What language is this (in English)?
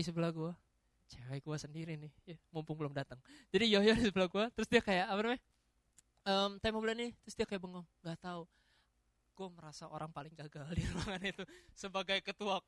Indonesian